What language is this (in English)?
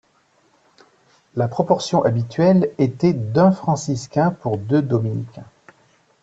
French